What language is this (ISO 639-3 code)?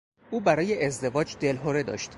fas